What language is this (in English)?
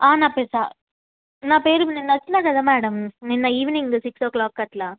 Telugu